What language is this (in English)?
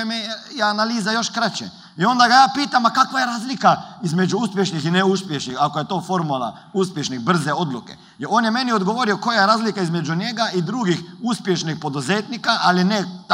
Croatian